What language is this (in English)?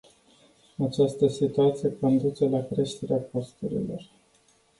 Romanian